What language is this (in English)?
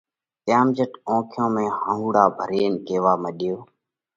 Parkari Koli